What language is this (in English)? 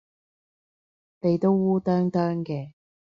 Cantonese